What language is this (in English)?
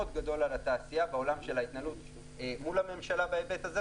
Hebrew